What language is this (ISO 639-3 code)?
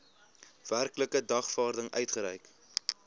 afr